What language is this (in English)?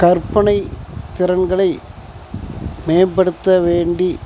Tamil